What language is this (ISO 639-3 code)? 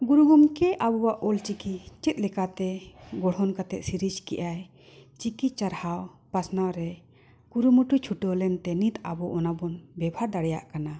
sat